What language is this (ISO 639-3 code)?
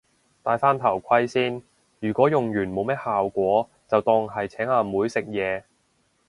yue